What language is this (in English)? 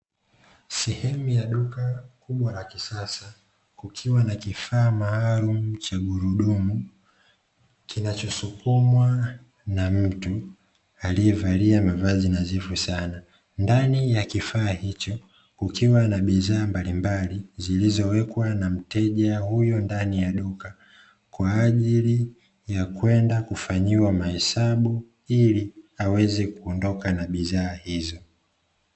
Swahili